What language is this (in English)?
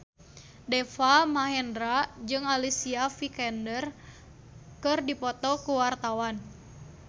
Sundanese